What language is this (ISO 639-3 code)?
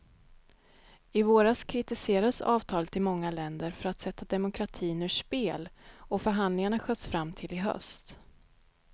swe